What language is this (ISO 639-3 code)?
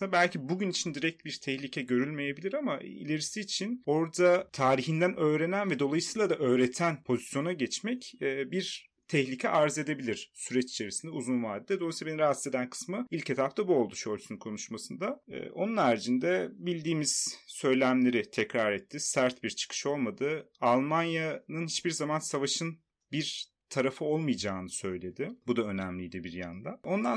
tur